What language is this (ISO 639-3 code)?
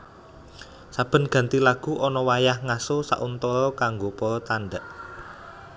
jav